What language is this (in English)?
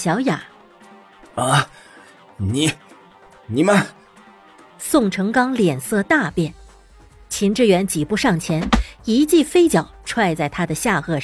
Chinese